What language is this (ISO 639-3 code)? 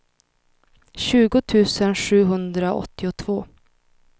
swe